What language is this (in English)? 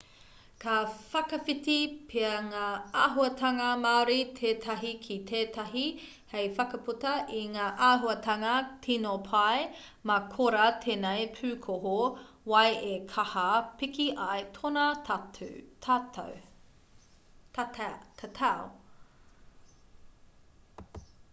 Māori